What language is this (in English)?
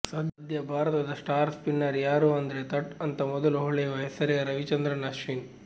Kannada